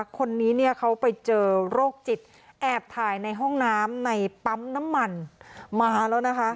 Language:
Thai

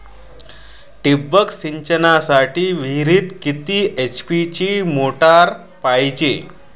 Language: Marathi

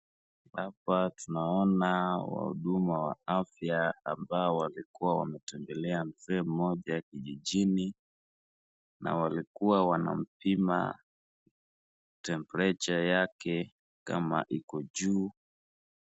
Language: Swahili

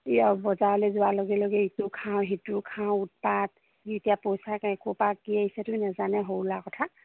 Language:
Assamese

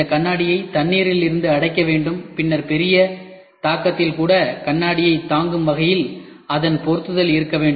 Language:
Tamil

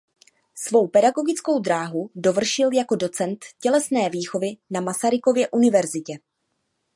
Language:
Czech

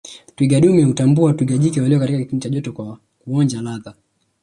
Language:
Swahili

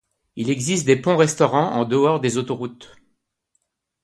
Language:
French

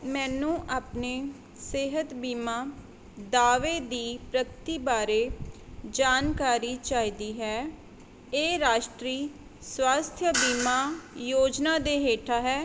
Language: Punjabi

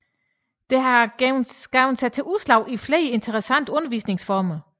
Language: Danish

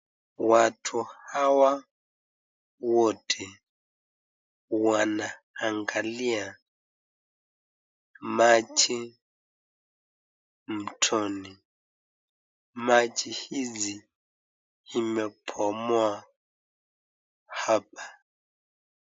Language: Swahili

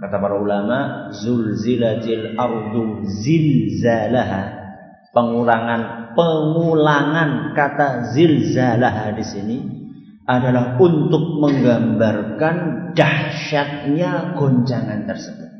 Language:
Indonesian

